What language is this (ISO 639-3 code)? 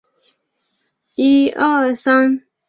zho